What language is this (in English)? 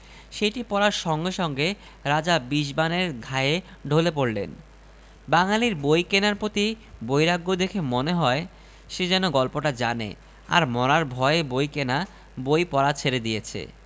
Bangla